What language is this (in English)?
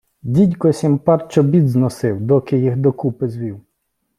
Ukrainian